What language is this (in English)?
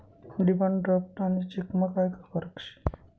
Marathi